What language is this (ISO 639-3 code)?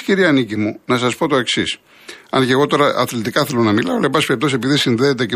ell